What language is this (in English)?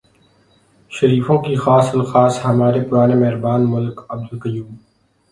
Urdu